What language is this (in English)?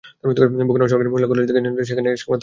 Bangla